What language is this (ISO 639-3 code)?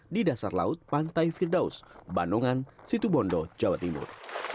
ind